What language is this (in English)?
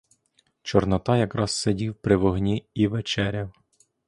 Ukrainian